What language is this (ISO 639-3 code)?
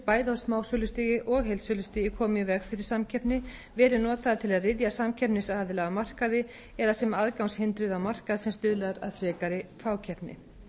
isl